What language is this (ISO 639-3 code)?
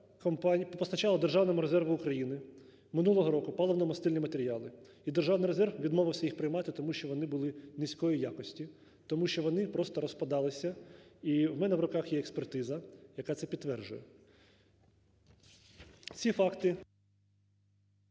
ukr